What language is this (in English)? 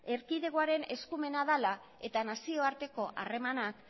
Basque